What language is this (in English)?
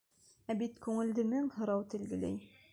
Bashkir